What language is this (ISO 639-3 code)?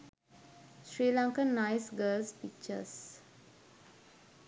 sin